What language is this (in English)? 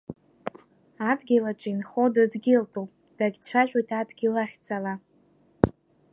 Abkhazian